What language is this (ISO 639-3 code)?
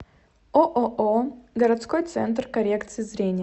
rus